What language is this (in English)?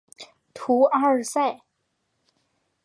Chinese